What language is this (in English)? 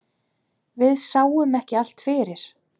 Icelandic